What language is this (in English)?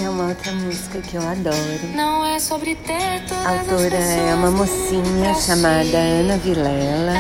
Portuguese